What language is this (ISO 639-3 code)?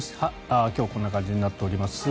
jpn